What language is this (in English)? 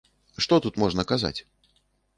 Belarusian